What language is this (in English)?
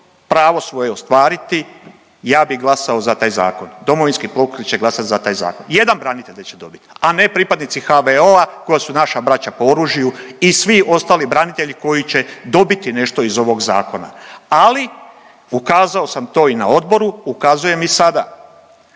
Croatian